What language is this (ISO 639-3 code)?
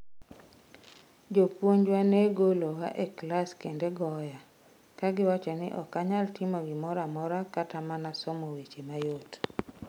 luo